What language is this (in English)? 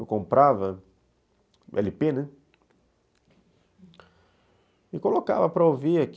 Portuguese